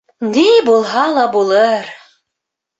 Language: Bashkir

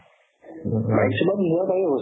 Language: Assamese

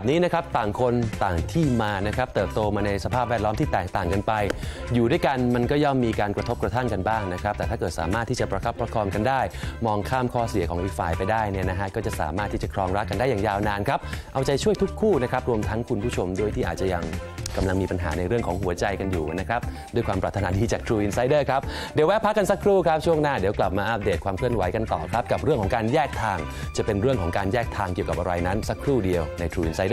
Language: Thai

